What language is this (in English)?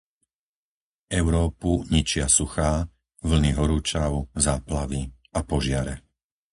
Slovak